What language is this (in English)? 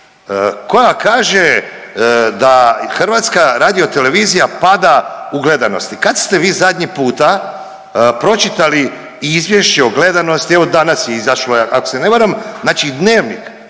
Croatian